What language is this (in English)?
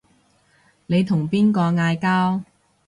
Cantonese